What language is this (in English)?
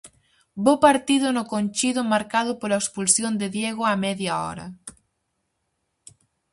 Galician